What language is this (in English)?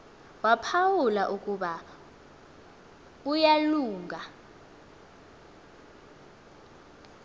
Xhosa